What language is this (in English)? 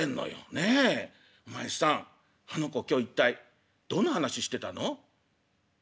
Japanese